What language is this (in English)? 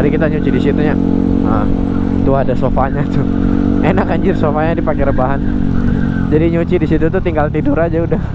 Indonesian